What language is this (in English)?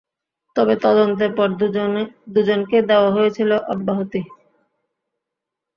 Bangla